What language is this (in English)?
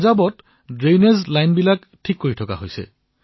Assamese